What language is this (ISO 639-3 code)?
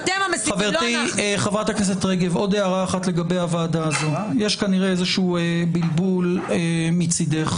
heb